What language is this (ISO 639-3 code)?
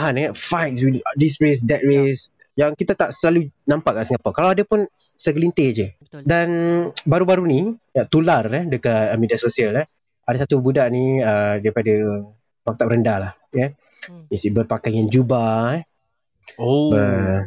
msa